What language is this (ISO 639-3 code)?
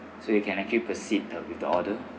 eng